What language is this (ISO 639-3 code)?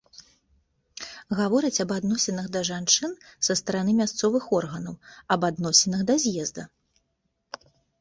bel